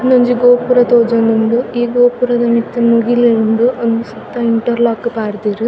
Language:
Tulu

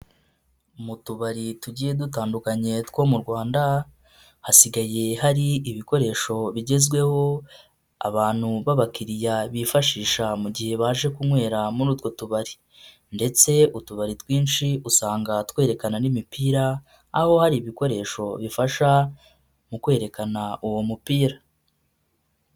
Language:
Kinyarwanda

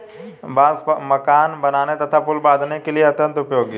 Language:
Hindi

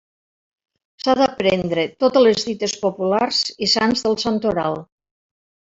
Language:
Catalan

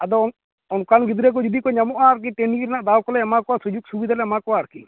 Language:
Santali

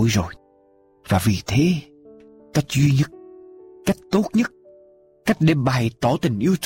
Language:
Vietnamese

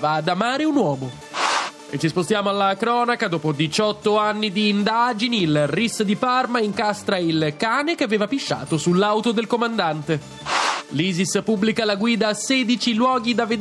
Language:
Italian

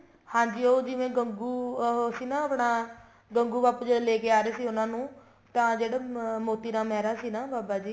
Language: Punjabi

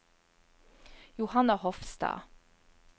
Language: Norwegian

